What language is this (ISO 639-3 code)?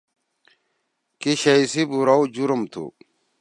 trw